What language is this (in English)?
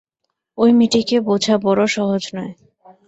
Bangla